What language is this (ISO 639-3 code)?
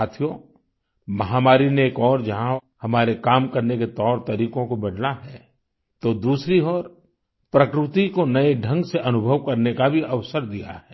hin